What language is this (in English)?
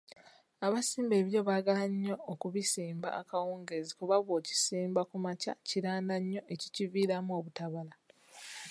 Ganda